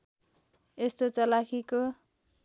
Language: Nepali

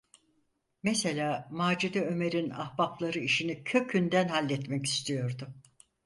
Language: Turkish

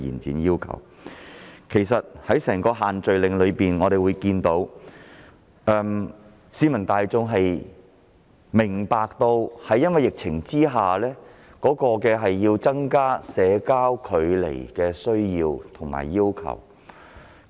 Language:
Cantonese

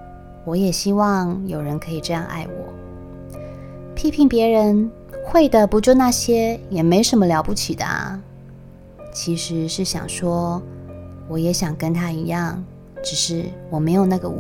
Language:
Chinese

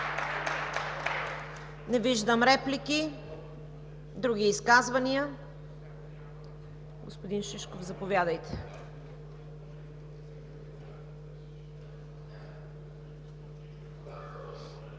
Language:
Bulgarian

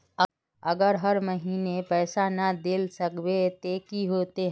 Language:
Magahi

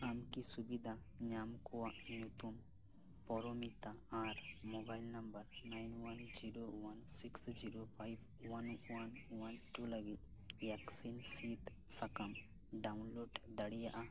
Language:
Santali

